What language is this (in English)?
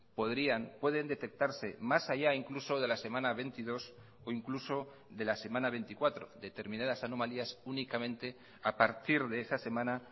Spanish